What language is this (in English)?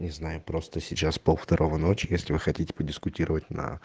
Russian